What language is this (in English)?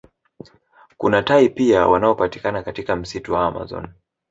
Swahili